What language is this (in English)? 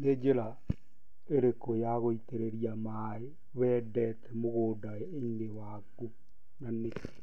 Kikuyu